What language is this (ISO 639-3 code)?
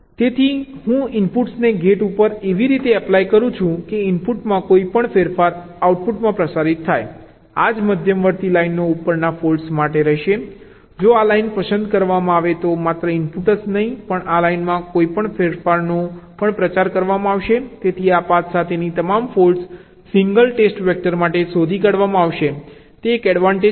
guj